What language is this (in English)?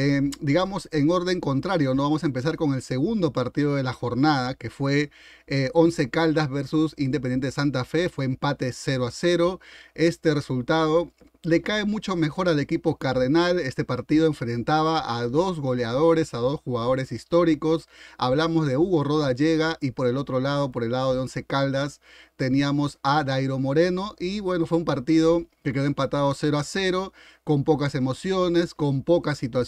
Spanish